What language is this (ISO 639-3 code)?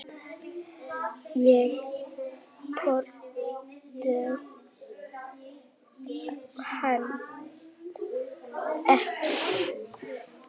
isl